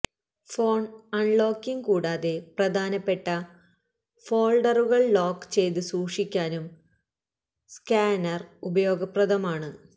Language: Malayalam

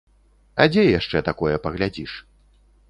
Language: Belarusian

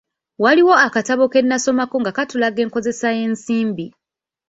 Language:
Ganda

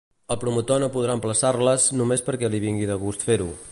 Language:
Catalan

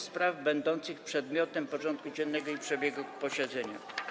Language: Polish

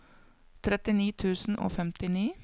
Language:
Norwegian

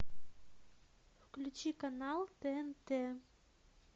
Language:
Russian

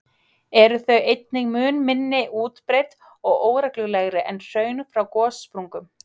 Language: Icelandic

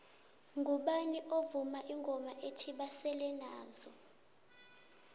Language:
South Ndebele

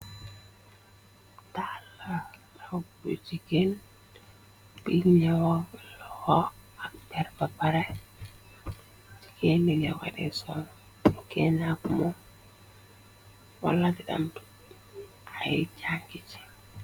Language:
Wolof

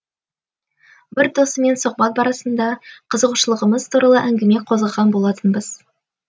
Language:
Kazakh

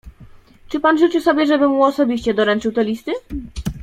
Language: Polish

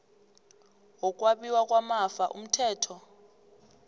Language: South Ndebele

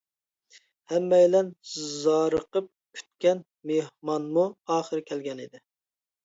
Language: Uyghur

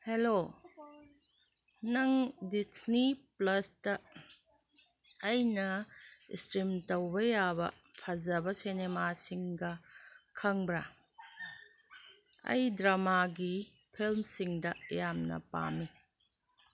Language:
Manipuri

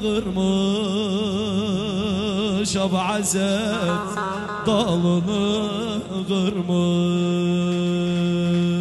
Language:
Turkish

